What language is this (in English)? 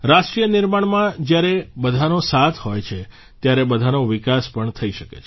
Gujarati